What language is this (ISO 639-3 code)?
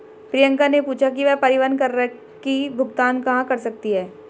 hin